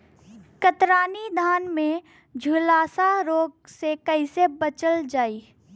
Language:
Bhojpuri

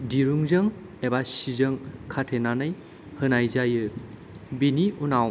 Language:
Bodo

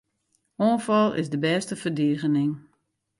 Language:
Western Frisian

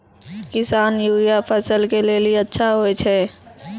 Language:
Maithili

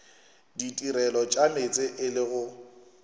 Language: Northern Sotho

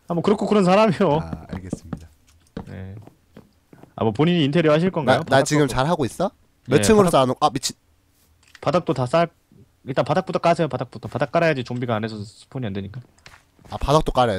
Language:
Korean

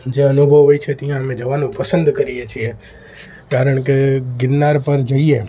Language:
Gujarati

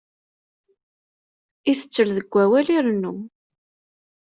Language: Kabyle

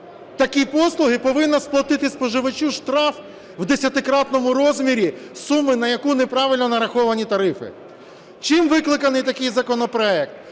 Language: Ukrainian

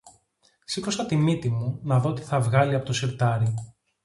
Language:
Greek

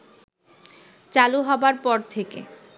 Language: Bangla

